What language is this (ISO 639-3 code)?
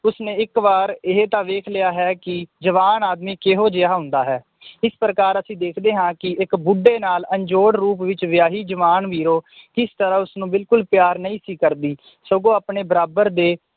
pan